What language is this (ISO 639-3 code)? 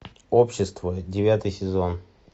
rus